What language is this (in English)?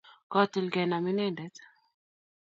Kalenjin